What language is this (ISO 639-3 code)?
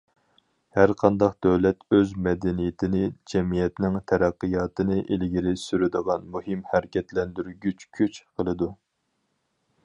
uig